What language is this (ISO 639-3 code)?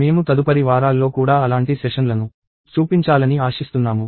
tel